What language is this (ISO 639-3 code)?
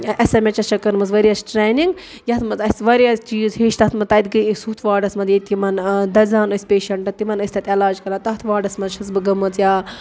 kas